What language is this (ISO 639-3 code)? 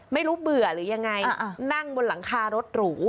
tha